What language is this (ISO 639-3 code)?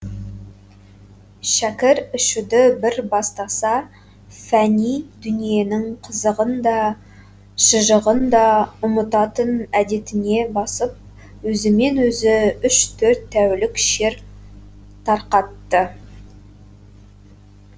kaz